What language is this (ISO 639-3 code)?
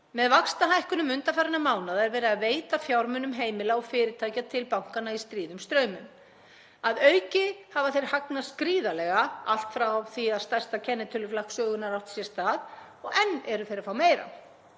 isl